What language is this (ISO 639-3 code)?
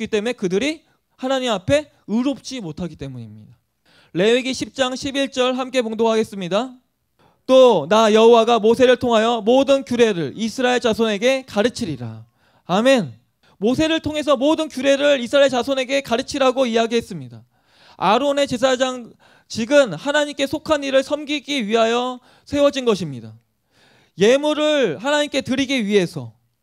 kor